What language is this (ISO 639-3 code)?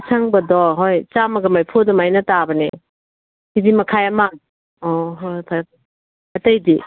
mni